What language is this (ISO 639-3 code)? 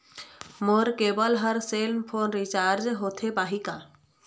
hne